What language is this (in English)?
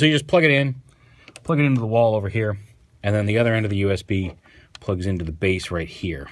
English